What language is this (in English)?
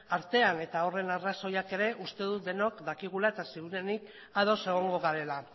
Basque